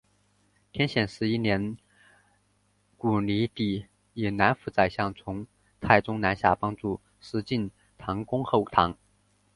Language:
Chinese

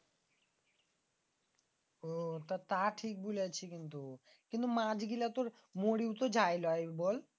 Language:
Bangla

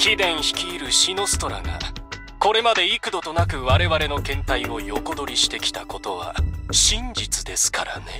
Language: Japanese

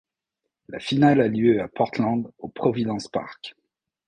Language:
French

